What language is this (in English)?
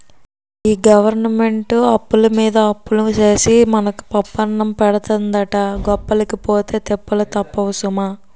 Telugu